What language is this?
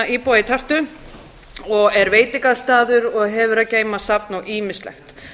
Icelandic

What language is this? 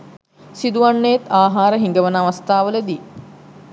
Sinhala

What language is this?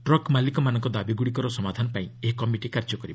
Odia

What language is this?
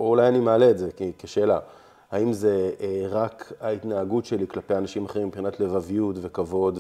Hebrew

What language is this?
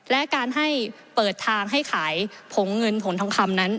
Thai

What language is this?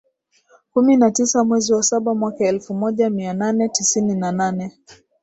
Swahili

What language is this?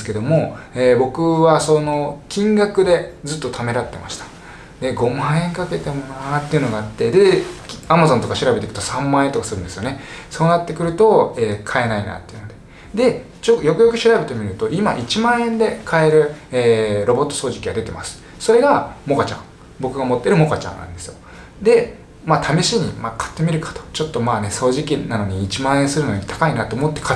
Japanese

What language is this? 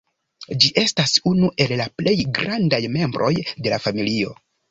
Esperanto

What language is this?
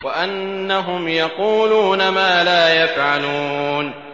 Arabic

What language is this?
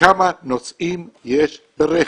Hebrew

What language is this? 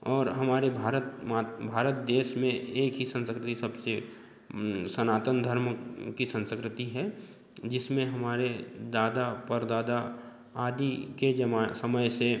Hindi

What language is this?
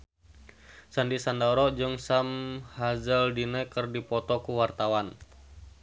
Sundanese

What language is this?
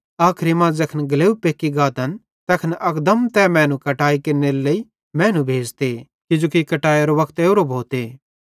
Bhadrawahi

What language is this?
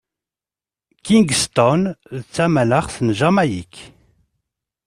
Kabyle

